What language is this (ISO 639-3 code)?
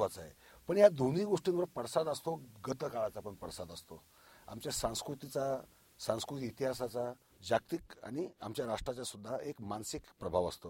mar